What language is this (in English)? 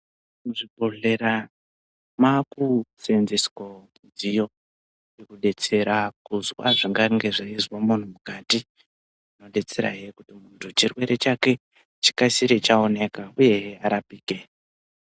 Ndau